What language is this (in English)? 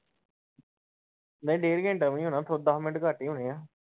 Punjabi